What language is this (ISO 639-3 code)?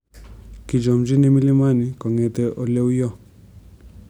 kln